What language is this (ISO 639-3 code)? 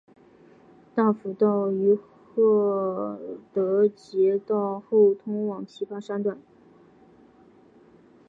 zho